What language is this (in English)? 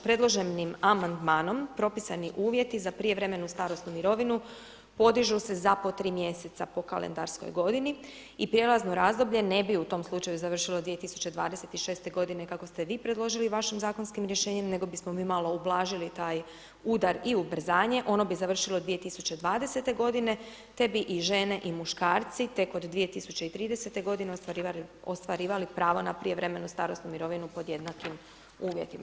Croatian